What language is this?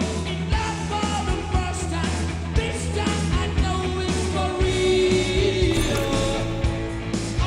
Korean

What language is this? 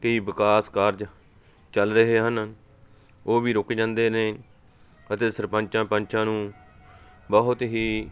Punjabi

